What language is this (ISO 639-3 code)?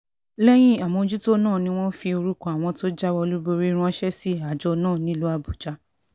yor